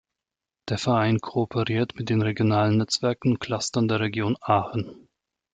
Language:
German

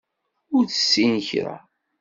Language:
Kabyle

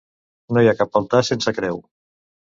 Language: Catalan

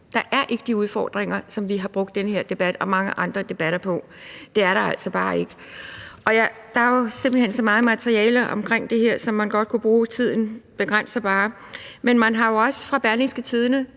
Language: Danish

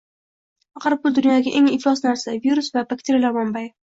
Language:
Uzbek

